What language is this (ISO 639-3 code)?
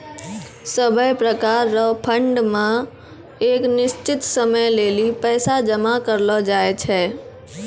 mai